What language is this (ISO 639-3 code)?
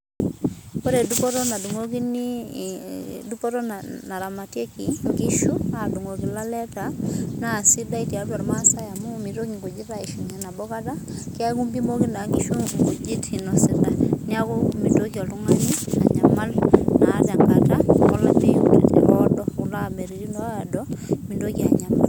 mas